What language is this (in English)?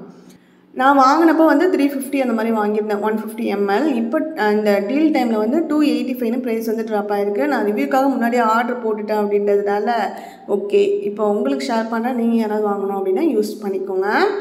Tamil